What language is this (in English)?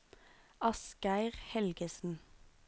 Norwegian